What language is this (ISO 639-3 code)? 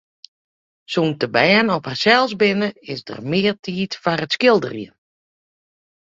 fry